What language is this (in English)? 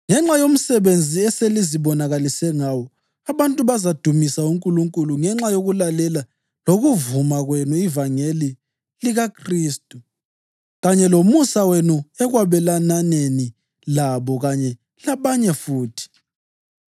North Ndebele